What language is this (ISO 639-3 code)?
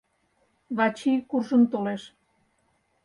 chm